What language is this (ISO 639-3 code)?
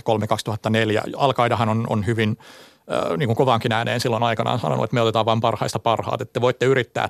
fin